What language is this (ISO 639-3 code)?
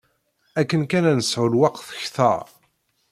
kab